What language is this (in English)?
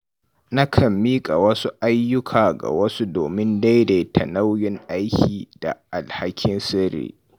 Hausa